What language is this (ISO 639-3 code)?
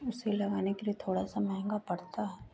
hin